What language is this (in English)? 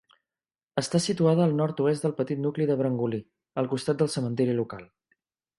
Catalan